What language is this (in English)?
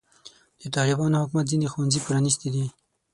Pashto